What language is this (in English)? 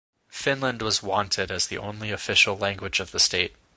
English